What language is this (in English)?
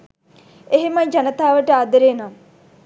Sinhala